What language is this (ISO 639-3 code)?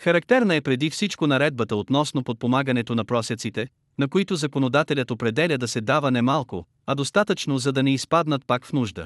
bul